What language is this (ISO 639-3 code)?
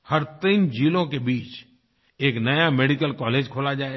hin